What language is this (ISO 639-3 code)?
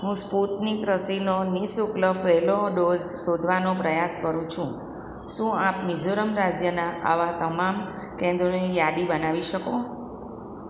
guj